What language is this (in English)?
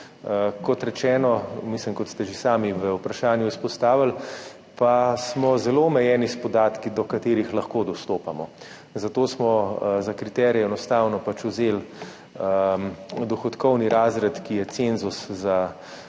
Slovenian